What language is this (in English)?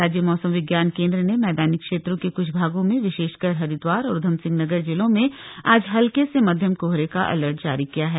Hindi